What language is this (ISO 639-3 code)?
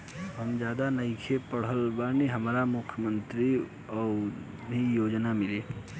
bho